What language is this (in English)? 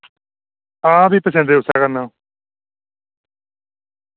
Dogri